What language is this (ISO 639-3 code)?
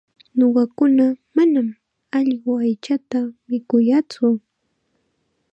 qxa